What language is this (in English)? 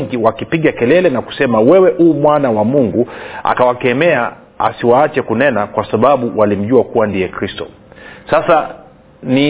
Swahili